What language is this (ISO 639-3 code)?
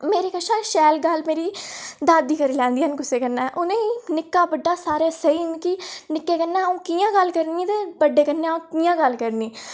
doi